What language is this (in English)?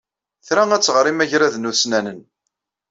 Kabyle